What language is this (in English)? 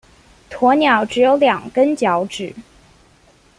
Chinese